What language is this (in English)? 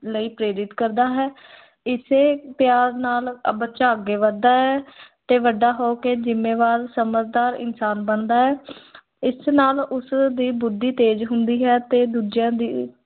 Punjabi